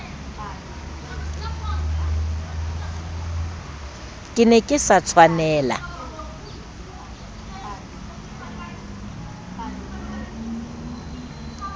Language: Southern Sotho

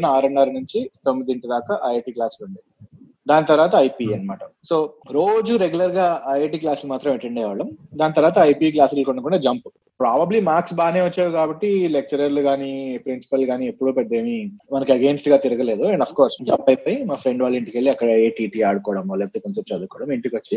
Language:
Telugu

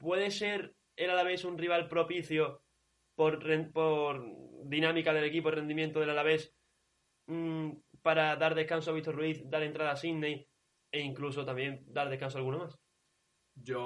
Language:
Spanish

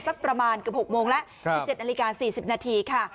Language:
Thai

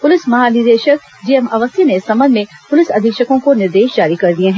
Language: Hindi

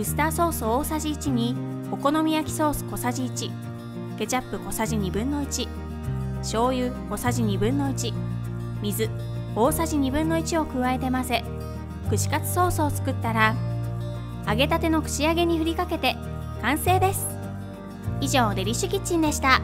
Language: Japanese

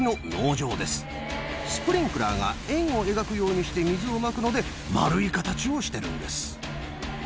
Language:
Japanese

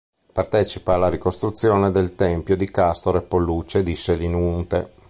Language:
Italian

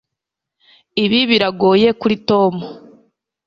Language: Kinyarwanda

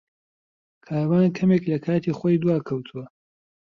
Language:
Central Kurdish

